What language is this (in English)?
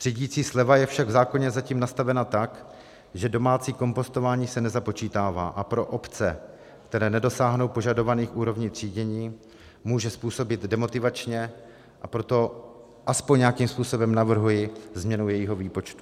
Czech